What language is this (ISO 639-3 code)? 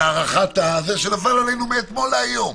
heb